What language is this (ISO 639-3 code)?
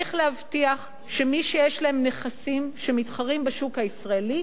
heb